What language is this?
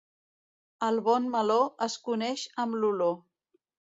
Catalan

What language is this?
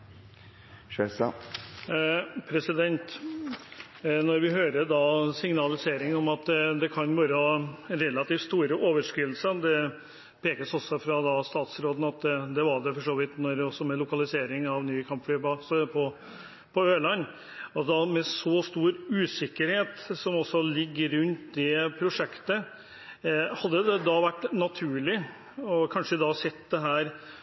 Norwegian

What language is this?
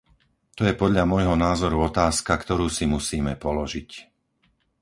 Slovak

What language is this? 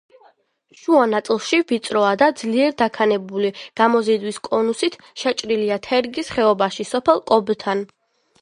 Georgian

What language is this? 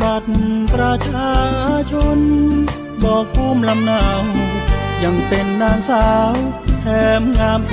Thai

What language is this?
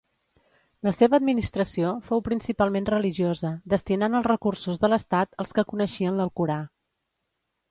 Catalan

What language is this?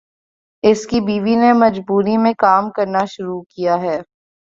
Urdu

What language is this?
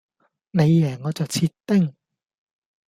Cantonese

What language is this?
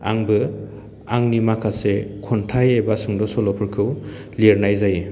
Bodo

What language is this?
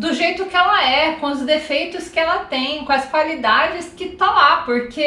Portuguese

